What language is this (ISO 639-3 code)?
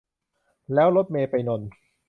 tha